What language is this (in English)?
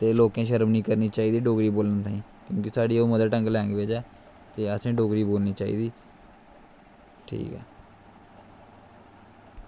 Dogri